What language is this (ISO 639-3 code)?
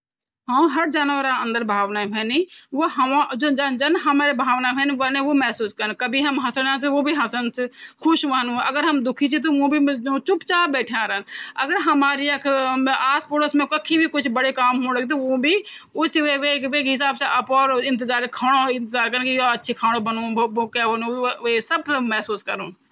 gbm